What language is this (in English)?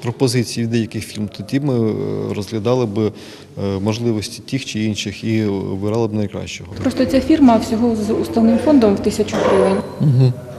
Ukrainian